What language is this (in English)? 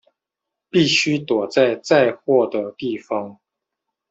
Chinese